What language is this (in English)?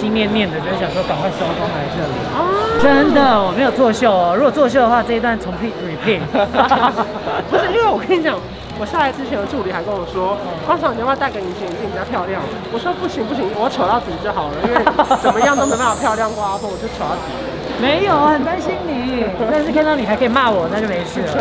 Chinese